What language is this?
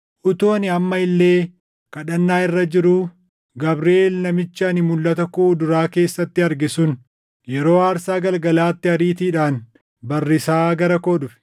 Oromo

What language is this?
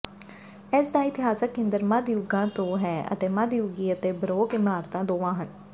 Punjabi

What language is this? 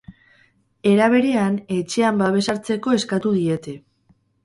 Basque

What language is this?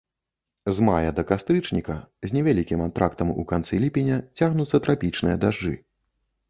Belarusian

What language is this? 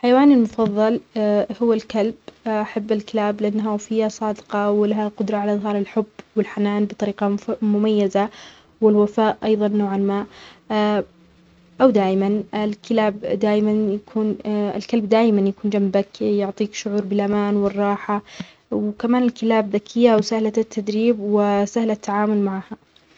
Omani Arabic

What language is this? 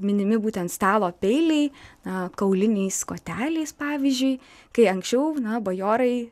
Lithuanian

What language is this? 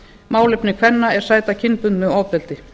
Icelandic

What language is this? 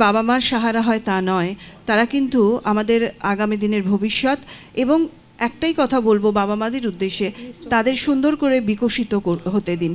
Hindi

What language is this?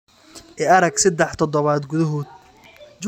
Somali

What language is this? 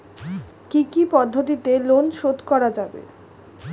Bangla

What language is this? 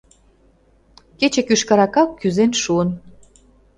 Mari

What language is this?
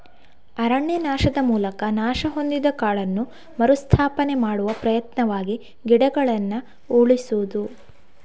Kannada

